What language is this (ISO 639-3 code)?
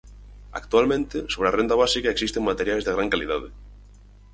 glg